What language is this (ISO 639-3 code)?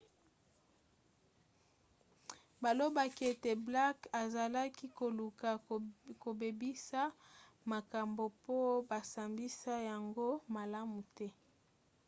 lin